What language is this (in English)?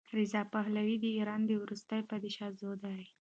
Pashto